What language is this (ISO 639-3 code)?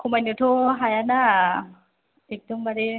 brx